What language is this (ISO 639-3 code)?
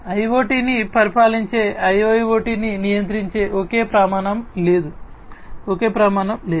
tel